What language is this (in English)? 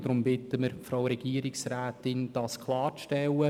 Swiss German